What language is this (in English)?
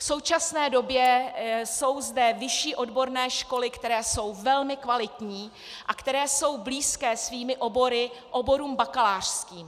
Czech